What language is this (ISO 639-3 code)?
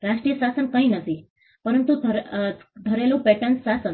guj